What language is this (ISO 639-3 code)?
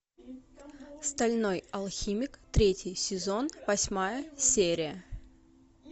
rus